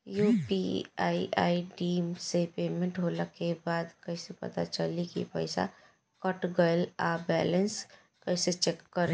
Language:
Bhojpuri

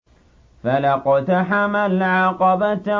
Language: Arabic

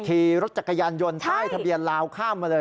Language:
Thai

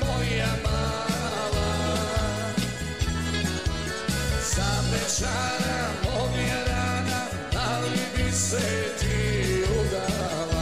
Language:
Croatian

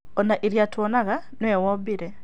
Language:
Kikuyu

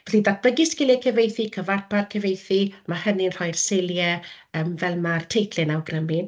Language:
Welsh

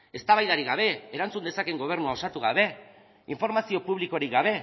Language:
Basque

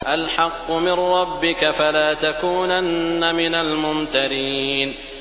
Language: Arabic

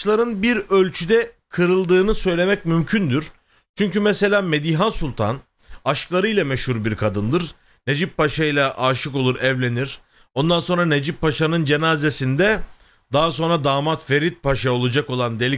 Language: Turkish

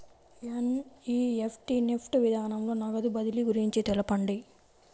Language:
Telugu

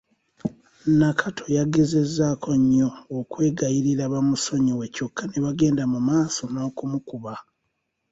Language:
Ganda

